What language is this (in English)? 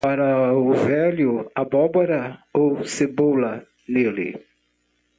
Portuguese